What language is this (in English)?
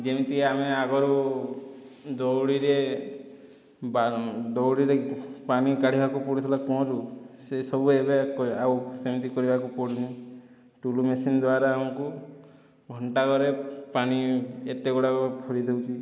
Odia